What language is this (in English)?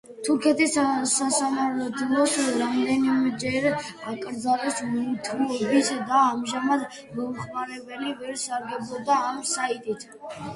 Georgian